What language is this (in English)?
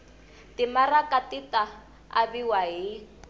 Tsonga